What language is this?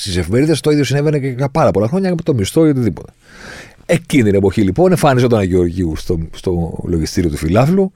Greek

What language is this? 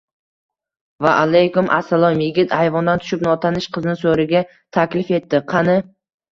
Uzbek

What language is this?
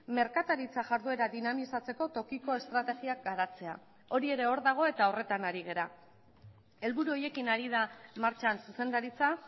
Basque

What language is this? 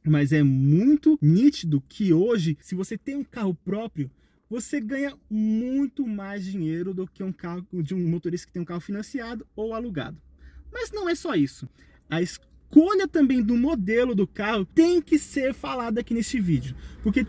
Portuguese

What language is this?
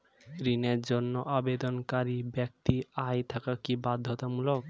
Bangla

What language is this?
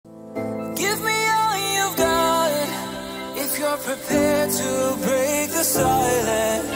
English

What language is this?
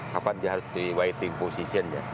Indonesian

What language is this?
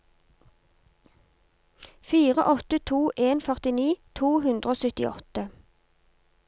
Norwegian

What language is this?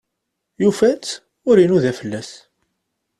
Kabyle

